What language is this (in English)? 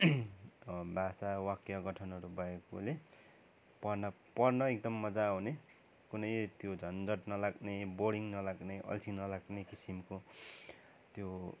Nepali